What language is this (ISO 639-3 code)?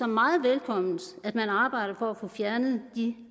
dan